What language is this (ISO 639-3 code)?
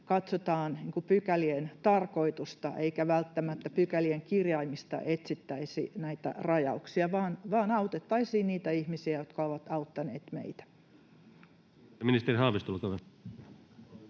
fin